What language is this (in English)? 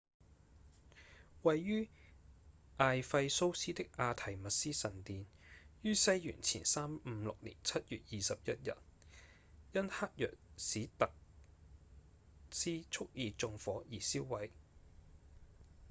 Cantonese